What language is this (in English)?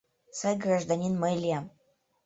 Mari